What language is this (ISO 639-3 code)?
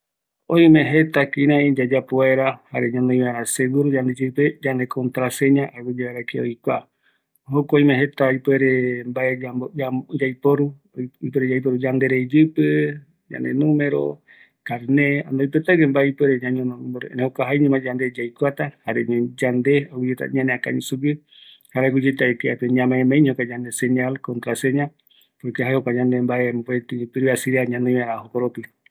gui